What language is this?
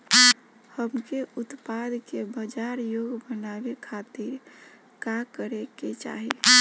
Bhojpuri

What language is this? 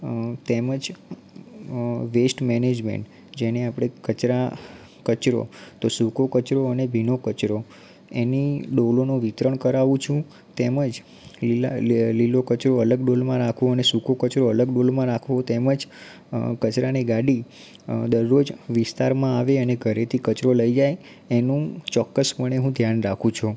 Gujarati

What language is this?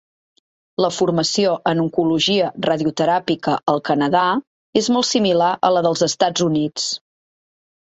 Catalan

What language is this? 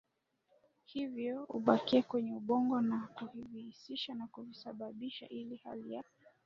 Swahili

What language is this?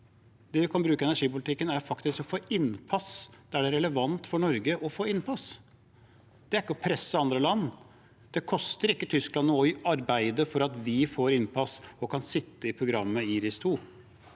Norwegian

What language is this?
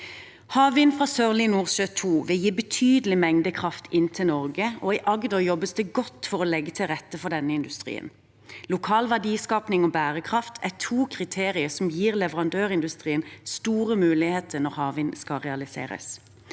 Norwegian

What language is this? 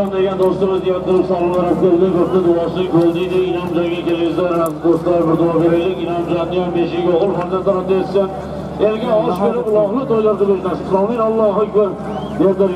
Turkish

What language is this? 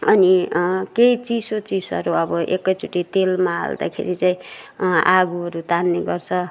Nepali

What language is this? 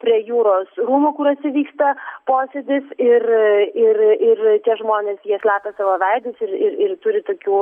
Lithuanian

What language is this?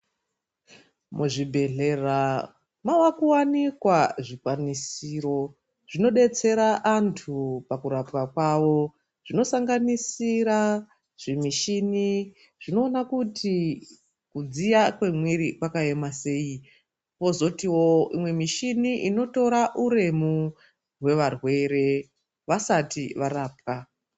Ndau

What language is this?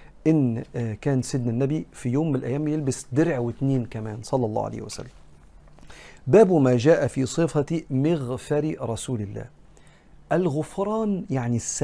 Arabic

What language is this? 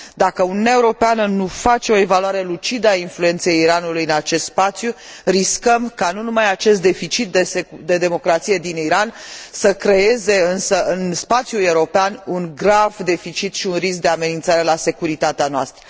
Romanian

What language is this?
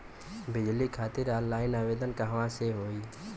Bhojpuri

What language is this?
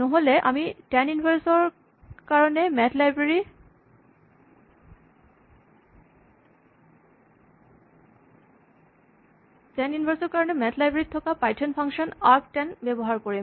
Assamese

